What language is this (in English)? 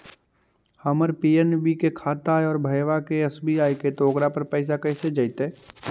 Magahi